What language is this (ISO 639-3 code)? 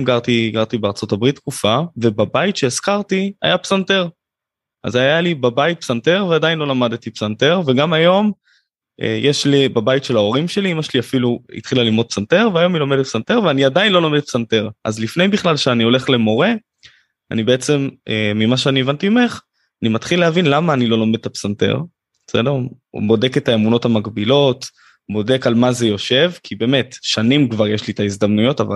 heb